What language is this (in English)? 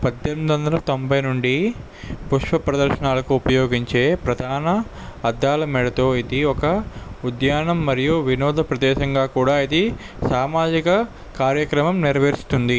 Telugu